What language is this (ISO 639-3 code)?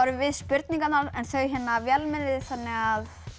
isl